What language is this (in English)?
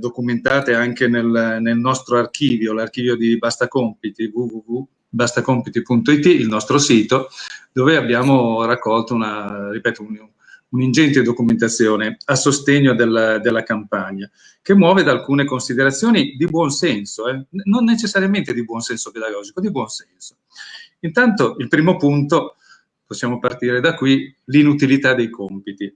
Italian